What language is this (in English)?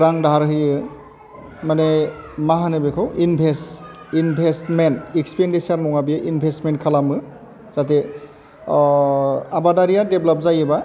Bodo